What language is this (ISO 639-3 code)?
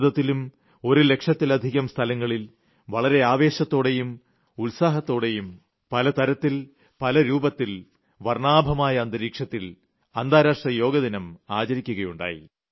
mal